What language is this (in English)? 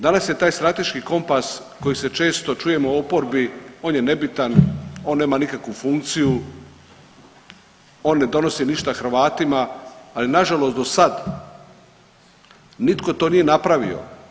Croatian